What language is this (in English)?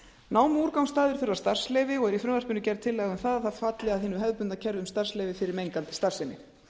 Icelandic